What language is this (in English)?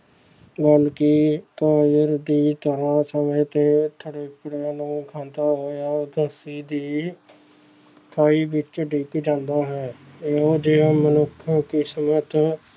Punjabi